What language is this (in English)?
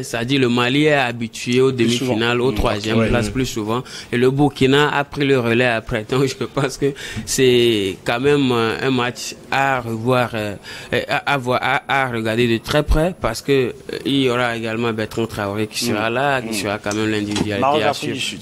French